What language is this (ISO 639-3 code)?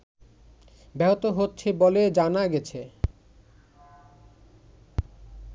ben